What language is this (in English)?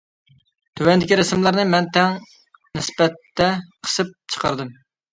Uyghur